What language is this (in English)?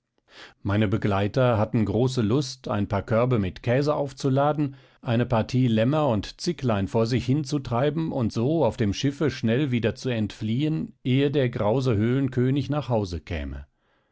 German